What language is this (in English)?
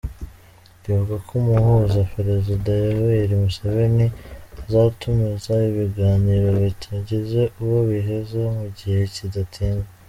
Kinyarwanda